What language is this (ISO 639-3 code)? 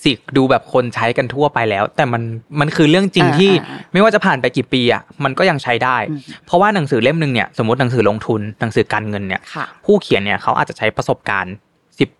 tha